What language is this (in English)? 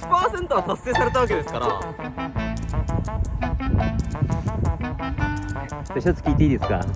Japanese